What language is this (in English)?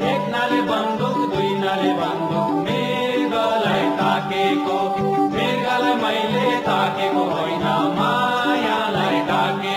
Thai